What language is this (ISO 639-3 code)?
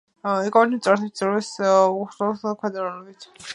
kat